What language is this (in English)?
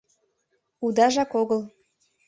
Mari